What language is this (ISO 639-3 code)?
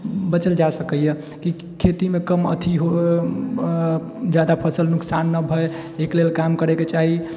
mai